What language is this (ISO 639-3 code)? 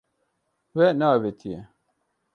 kur